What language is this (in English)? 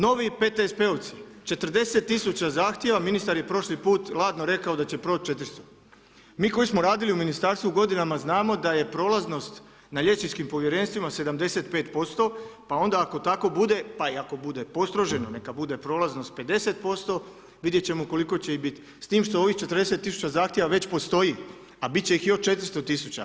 Croatian